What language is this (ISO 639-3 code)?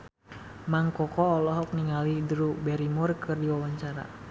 sun